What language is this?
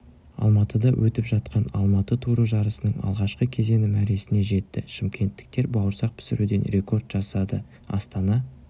Kazakh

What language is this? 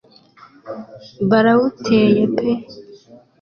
Kinyarwanda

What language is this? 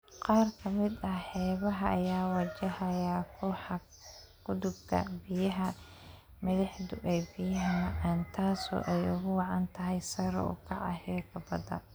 Somali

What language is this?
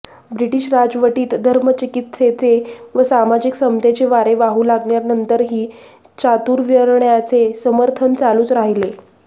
Marathi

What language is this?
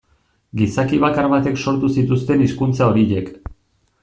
Basque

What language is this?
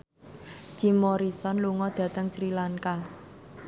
Javanese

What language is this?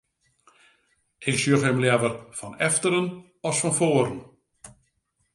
Western Frisian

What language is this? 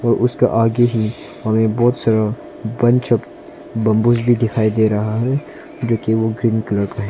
Hindi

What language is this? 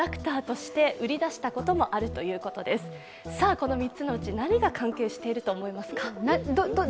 Japanese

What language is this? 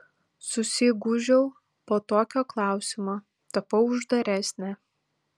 Lithuanian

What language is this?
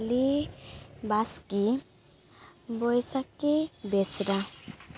Santali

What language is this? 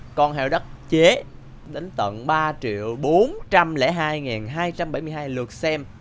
Vietnamese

